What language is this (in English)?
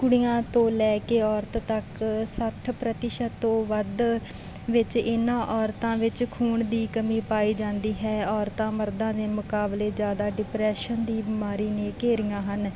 Punjabi